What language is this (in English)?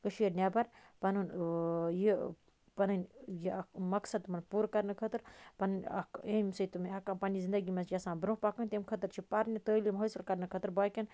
Kashmiri